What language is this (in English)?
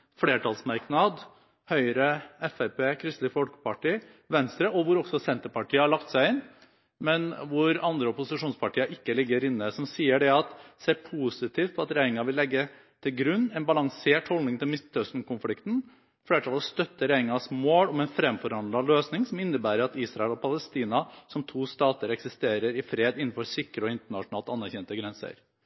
Norwegian Bokmål